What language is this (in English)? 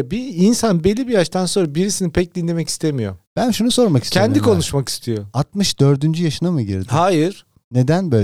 Turkish